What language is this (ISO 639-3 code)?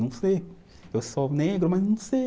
por